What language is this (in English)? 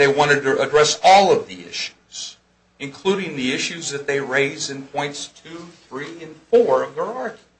English